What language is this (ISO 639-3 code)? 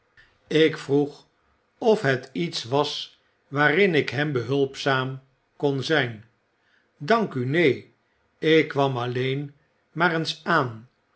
nld